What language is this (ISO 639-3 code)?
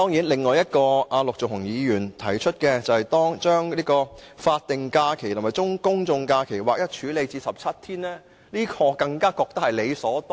yue